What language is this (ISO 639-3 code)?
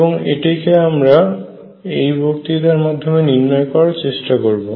ben